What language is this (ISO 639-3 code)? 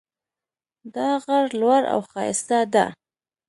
pus